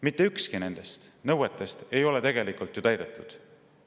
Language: Estonian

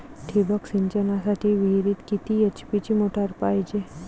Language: Marathi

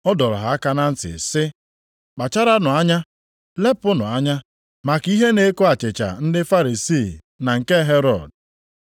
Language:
Igbo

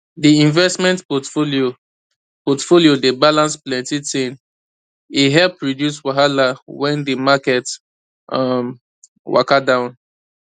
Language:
Nigerian Pidgin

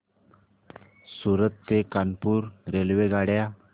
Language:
Marathi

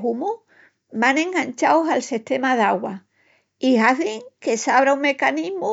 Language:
Extremaduran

